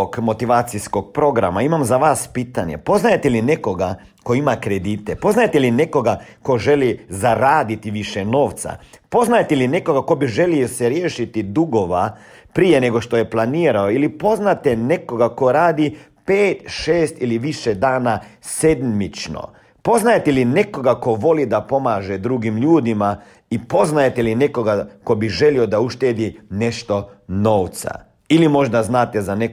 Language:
Croatian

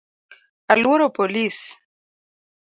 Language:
Luo (Kenya and Tanzania)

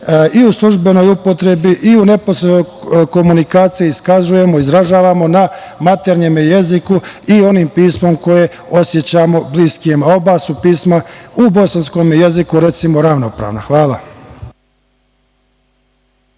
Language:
Serbian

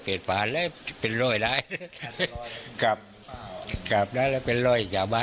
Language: Thai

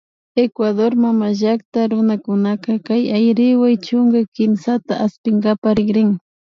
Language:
Imbabura Highland Quichua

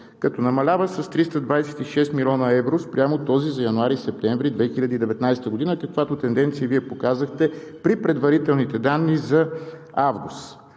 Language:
Bulgarian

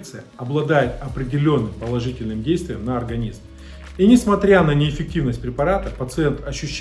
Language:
Russian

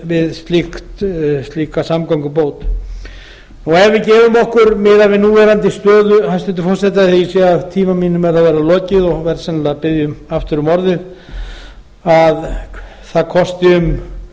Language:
Icelandic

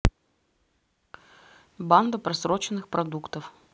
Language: Russian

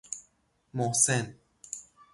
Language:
Persian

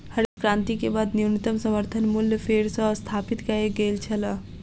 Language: Maithili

